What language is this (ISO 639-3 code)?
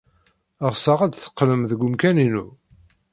kab